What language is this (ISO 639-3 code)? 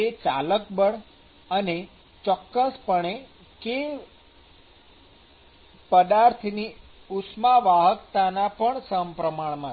guj